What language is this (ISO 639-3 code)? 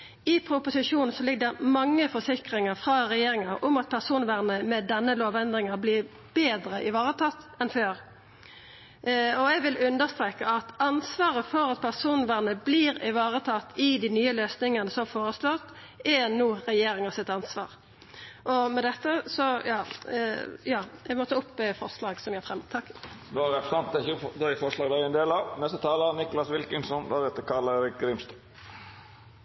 nor